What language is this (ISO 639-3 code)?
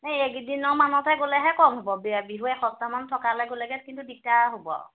asm